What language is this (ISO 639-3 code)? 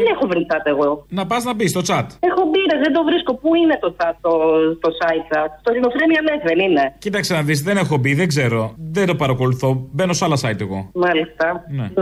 ell